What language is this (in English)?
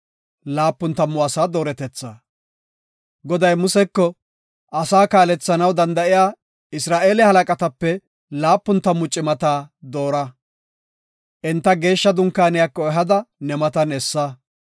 Gofa